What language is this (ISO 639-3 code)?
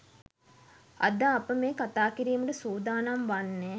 sin